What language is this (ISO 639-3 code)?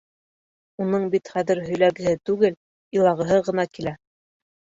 bak